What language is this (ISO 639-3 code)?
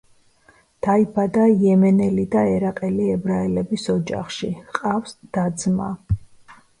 kat